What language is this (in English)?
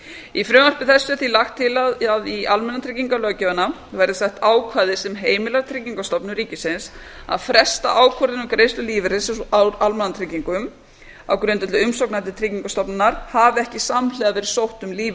Icelandic